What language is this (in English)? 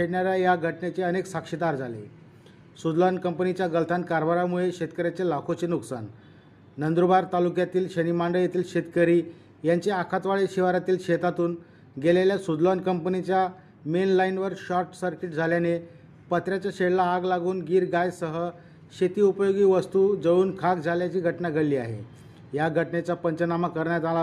Marathi